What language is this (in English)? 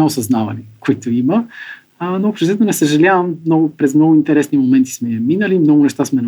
Bulgarian